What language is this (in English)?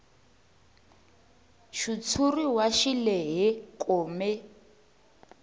Tsonga